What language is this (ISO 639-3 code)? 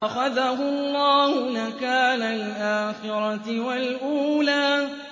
ara